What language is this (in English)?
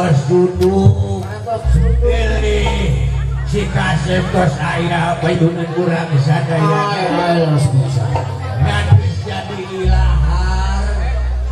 Indonesian